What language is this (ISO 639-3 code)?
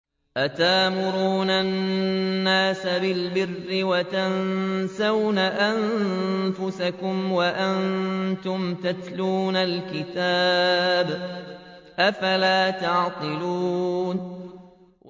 ara